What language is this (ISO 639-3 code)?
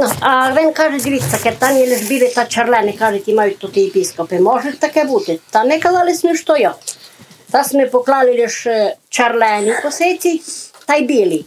ukr